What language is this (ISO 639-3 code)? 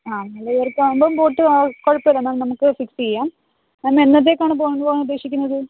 mal